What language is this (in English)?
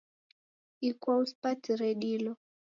Taita